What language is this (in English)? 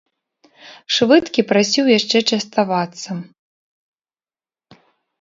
Belarusian